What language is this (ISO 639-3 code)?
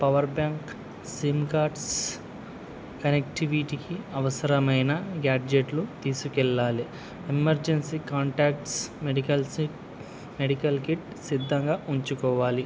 tel